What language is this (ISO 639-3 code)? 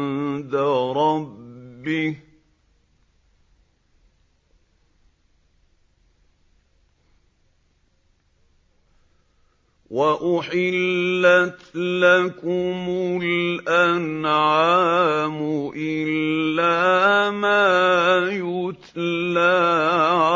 ara